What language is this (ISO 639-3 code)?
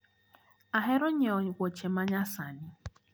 luo